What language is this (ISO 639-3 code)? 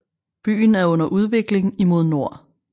dan